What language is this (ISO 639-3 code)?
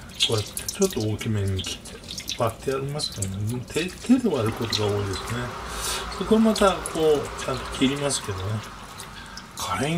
jpn